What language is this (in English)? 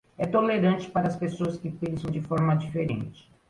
Portuguese